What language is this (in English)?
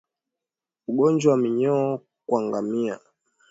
Swahili